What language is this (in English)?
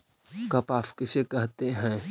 Magahi